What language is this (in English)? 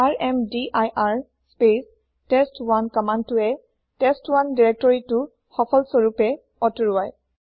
Assamese